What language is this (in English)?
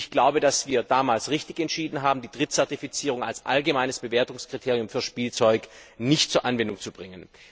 German